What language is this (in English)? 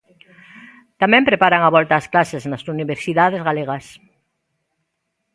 Galician